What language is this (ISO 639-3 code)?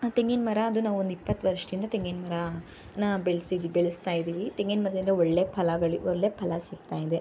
kan